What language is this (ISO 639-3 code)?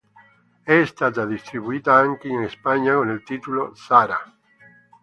ita